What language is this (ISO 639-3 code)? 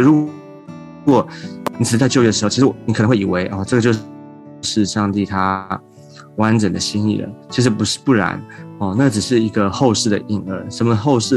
zho